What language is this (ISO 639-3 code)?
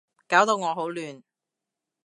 yue